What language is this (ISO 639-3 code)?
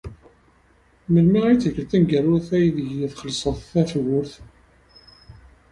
kab